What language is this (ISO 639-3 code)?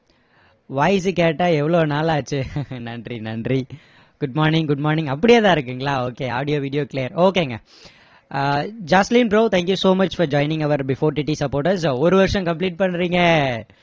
tam